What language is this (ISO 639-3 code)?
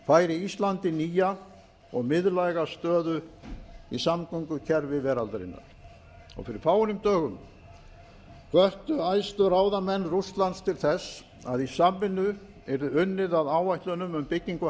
isl